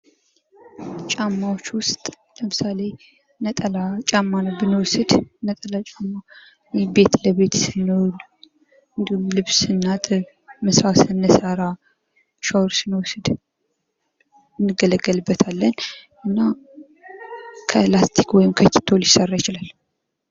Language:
Amharic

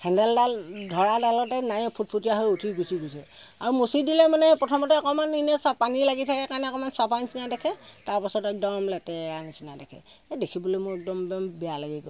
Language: Assamese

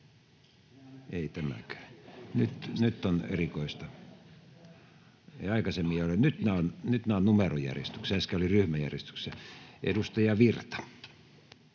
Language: Finnish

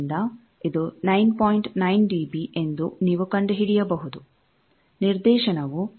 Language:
Kannada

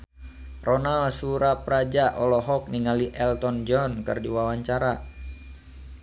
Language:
Sundanese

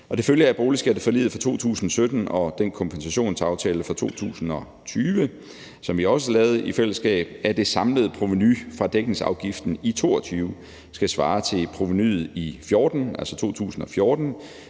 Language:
Danish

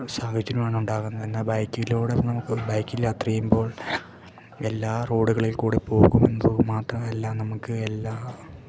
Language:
Malayalam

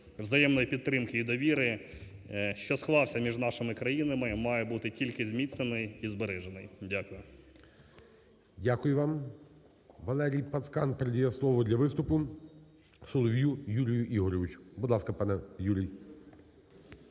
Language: Ukrainian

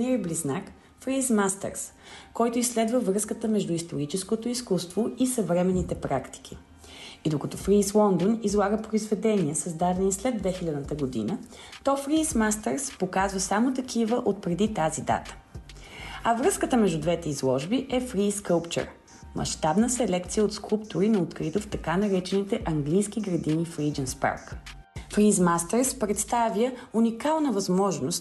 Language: Bulgarian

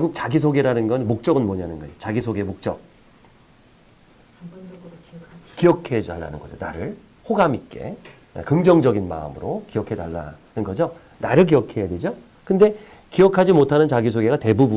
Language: Korean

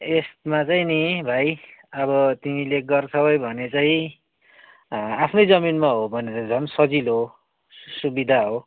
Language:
Nepali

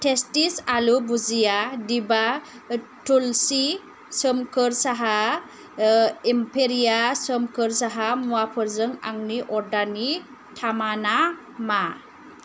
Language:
Bodo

